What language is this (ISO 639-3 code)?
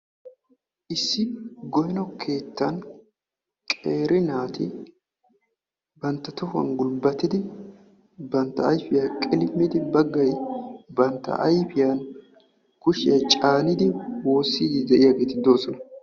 wal